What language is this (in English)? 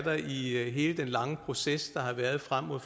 Danish